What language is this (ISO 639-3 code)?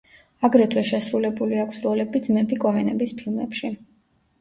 kat